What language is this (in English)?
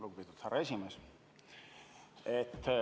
Estonian